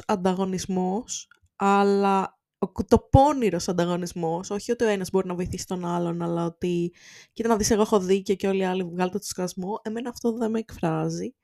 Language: Greek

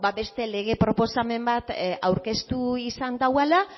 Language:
Basque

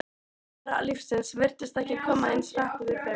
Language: Icelandic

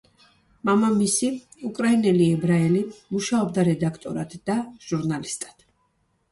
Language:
Georgian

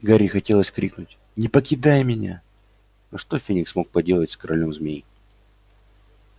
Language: Russian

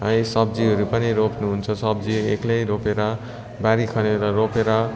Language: Nepali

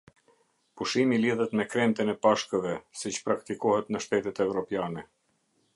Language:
Albanian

